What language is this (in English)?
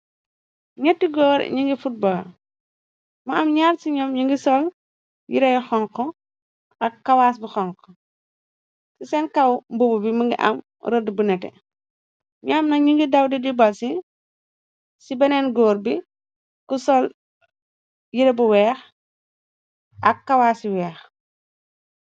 Wolof